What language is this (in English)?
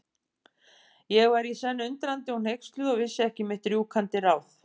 Icelandic